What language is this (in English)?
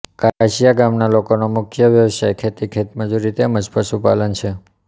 Gujarati